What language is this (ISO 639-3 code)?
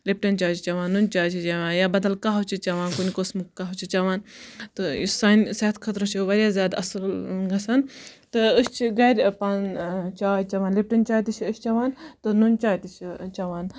kas